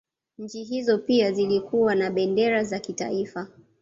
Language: Swahili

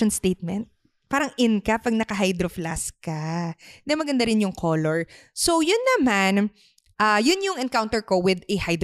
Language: Filipino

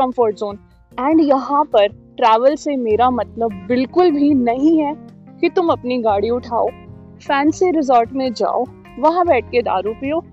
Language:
Hindi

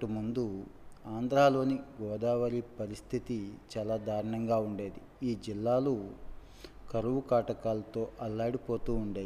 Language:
Telugu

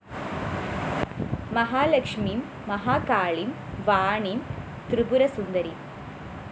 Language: Malayalam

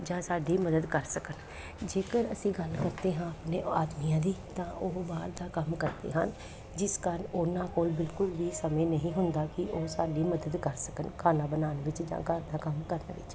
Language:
Punjabi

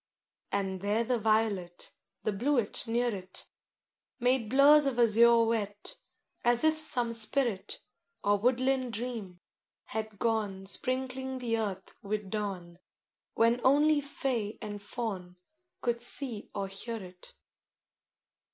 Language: English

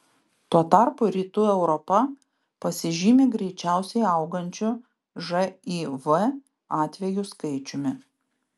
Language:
Lithuanian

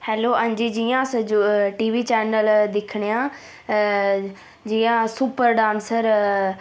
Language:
Dogri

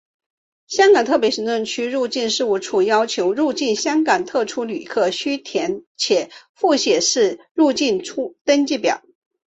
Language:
Chinese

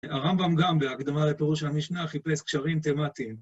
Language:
Hebrew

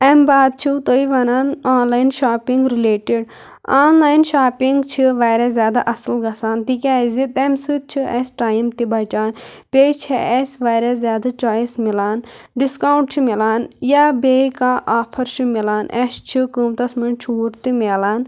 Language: Kashmiri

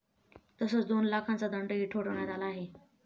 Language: Marathi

